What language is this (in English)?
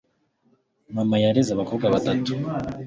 Kinyarwanda